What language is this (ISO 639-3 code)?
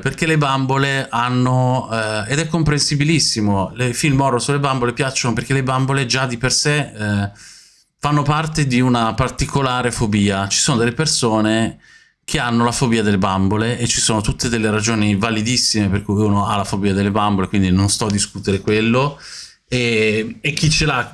ita